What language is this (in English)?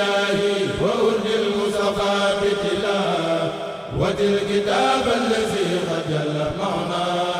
Arabic